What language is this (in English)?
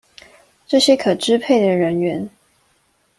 Chinese